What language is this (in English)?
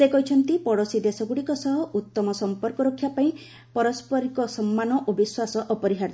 Odia